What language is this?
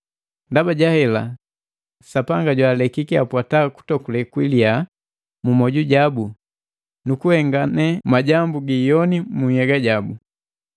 Matengo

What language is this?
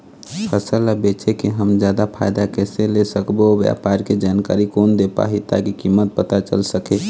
Chhattisgarhi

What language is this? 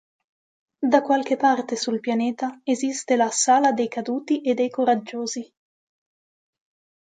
Italian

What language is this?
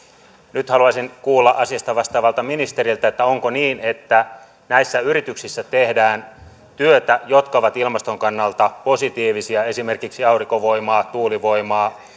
Finnish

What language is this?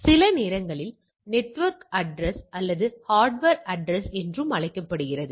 Tamil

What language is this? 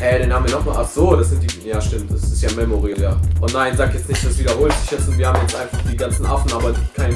German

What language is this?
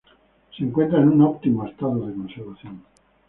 Spanish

